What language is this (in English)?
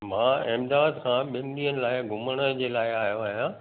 Sindhi